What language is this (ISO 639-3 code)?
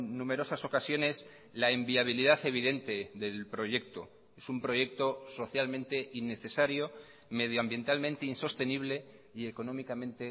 spa